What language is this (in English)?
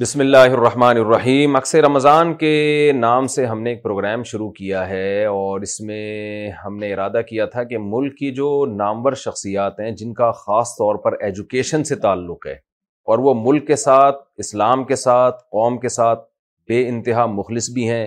Urdu